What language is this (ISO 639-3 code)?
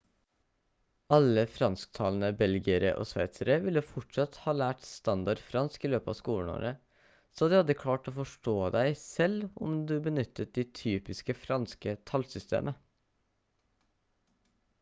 nob